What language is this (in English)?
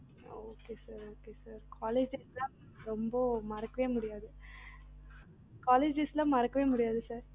Tamil